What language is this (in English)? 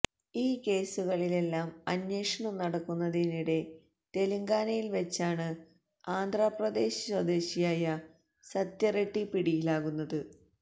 Malayalam